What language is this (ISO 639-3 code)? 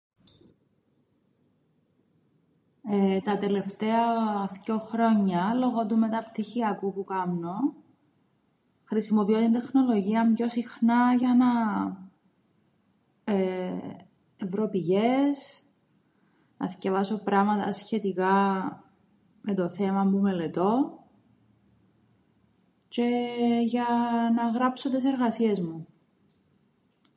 ell